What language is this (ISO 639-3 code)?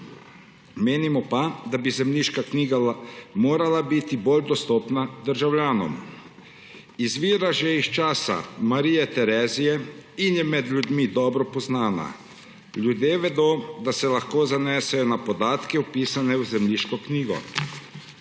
slv